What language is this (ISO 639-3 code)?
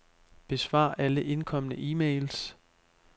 dan